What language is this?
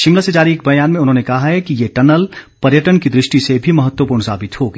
Hindi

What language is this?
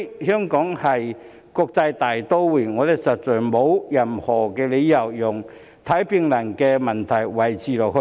Cantonese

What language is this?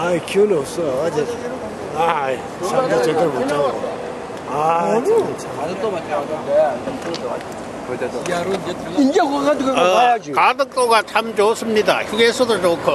Korean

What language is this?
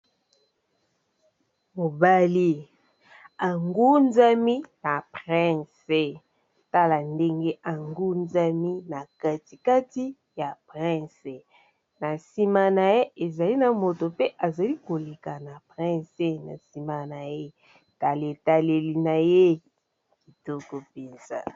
Lingala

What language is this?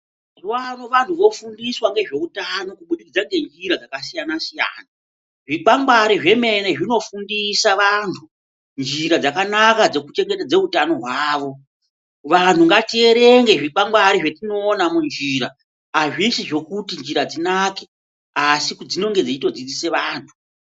Ndau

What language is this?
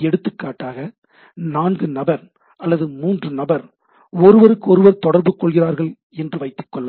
Tamil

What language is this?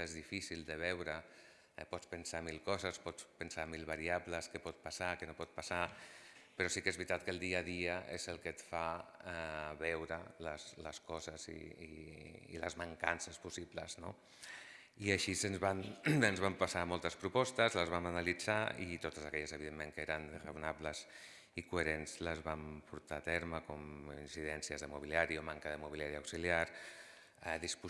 Catalan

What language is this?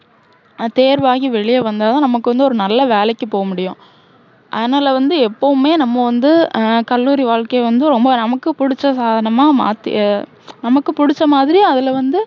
Tamil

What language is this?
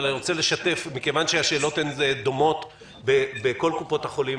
Hebrew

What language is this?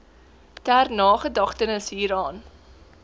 Afrikaans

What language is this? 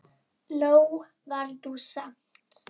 Icelandic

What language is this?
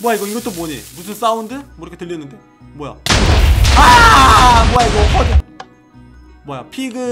Korean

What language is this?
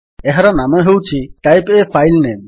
Odia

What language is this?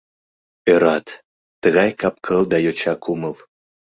Mari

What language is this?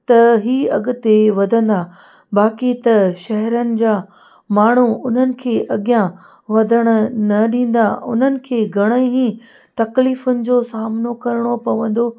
Sindhi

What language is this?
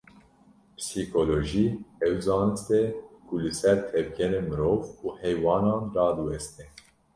Kurdish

